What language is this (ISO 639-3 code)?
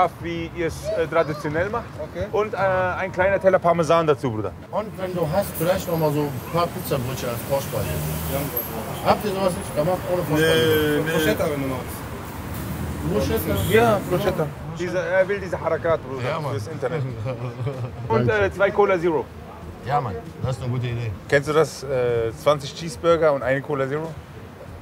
deu